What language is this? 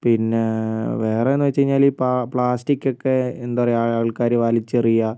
Malayalam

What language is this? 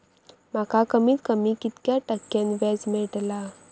Marathi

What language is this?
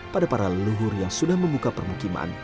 Indonesian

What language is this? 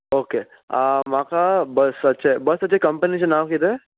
Konkani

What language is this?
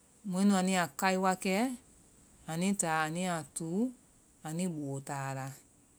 Vai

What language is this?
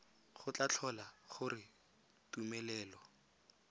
Tswana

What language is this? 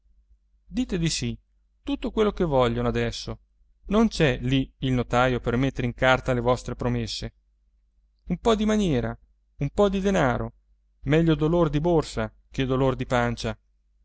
Italian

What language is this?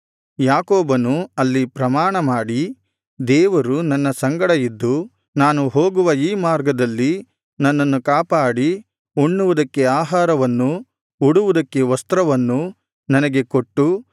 Kannada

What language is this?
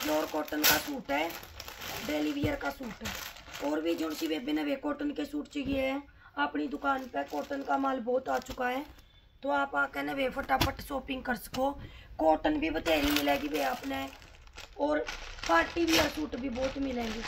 Hindi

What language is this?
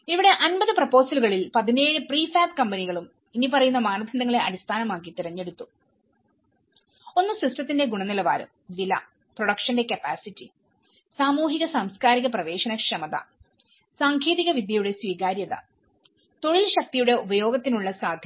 Malayalam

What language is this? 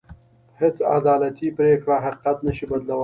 Pashto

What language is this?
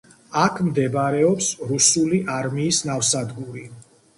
Georgian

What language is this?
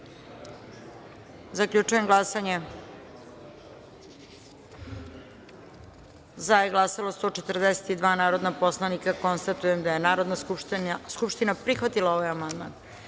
Serbian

